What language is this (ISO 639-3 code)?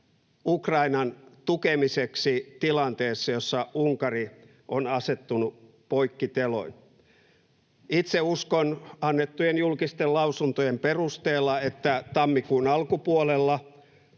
fin